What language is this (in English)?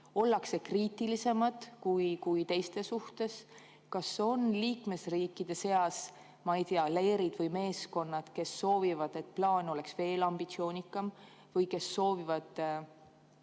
Estonian